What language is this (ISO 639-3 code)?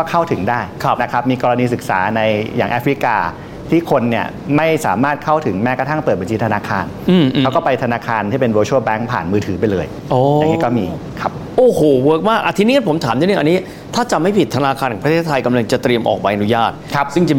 tha